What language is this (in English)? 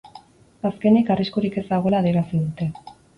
Basque